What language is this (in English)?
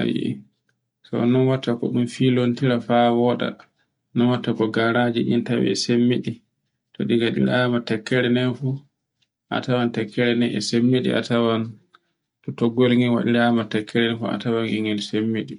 Borgu Fulfulde